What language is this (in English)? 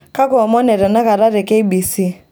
Masai